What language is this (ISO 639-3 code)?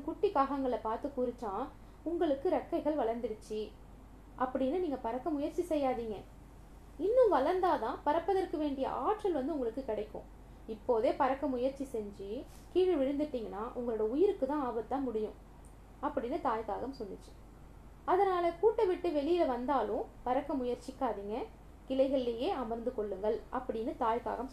tam